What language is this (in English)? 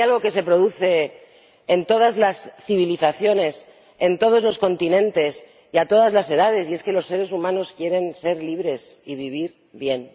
Spanish